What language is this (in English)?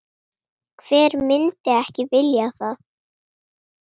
Icelandic